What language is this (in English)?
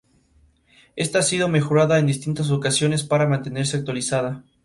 Spanish